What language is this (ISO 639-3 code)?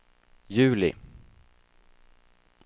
swe